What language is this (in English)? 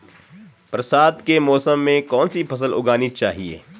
Hindi